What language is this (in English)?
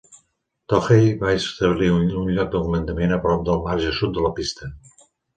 Catalan